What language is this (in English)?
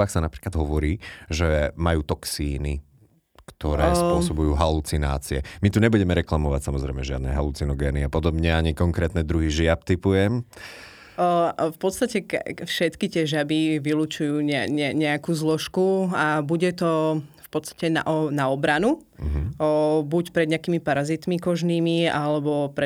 Slovak